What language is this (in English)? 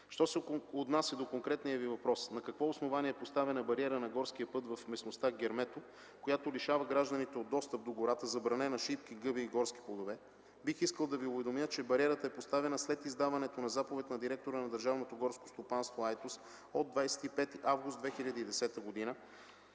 Bulgarian